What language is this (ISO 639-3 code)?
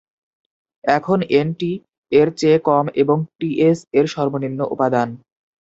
ben